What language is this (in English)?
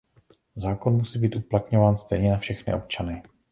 Czech